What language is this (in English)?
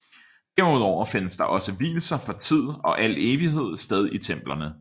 Danish